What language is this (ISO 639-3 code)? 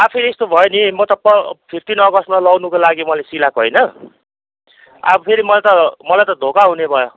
nep